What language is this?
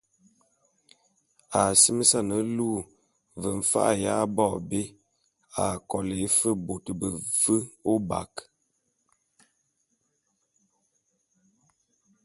Bulu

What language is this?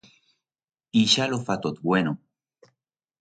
Aragonese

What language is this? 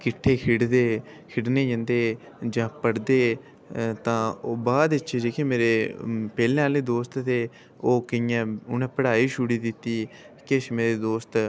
Dogri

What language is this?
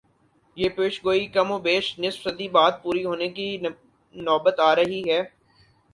Urdu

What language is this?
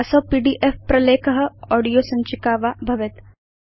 Sanskrit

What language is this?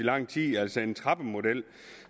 Danish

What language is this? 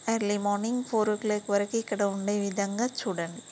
Telugu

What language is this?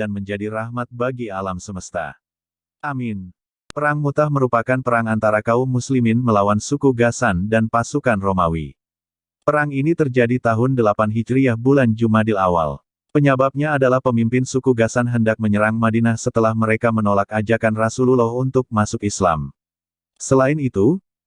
Indonesian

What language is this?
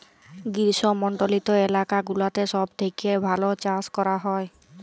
Bangla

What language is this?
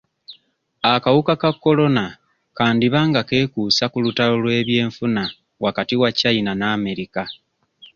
Ganda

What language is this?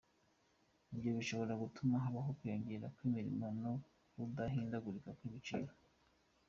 Kinyarwanda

